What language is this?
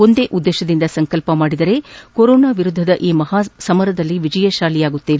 Kannada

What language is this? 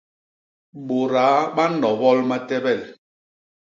Basaa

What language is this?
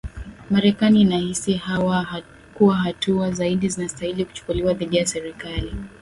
Swahili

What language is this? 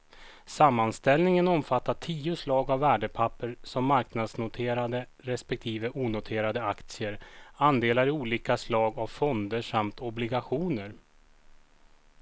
Swedish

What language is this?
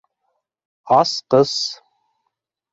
Bashkir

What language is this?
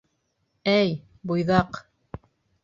Bashkir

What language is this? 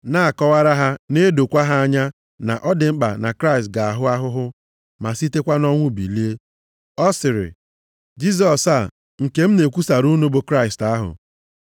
Igbo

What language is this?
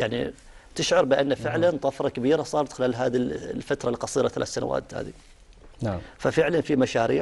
Arabic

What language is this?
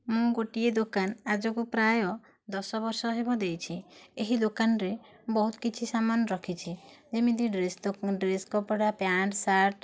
Odia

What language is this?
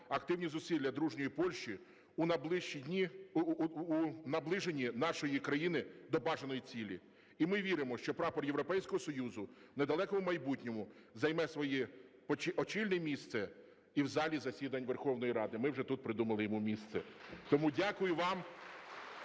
Ukrainian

